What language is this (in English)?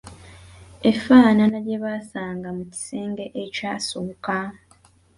Ganda